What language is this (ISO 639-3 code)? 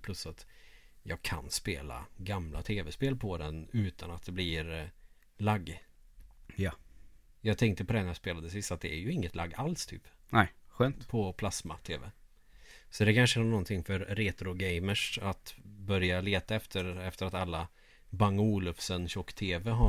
swe